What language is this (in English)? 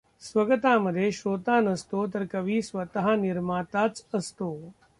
Marathi